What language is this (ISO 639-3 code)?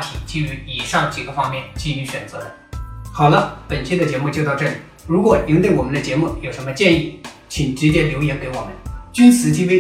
zho